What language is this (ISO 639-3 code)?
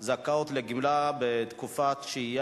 heb